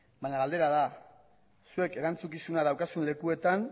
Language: Basque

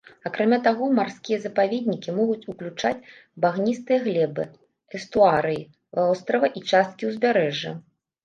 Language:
Belarusian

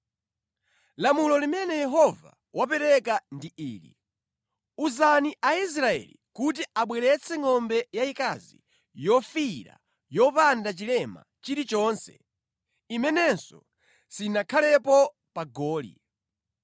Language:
Nyanja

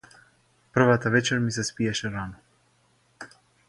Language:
Macedonian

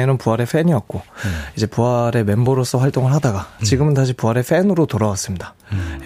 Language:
Korean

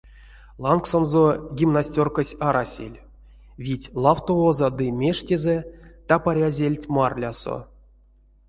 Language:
Erzya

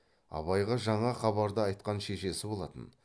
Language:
Kazakh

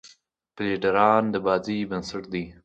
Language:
Pashto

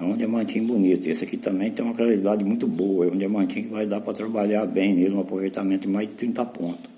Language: Portuguese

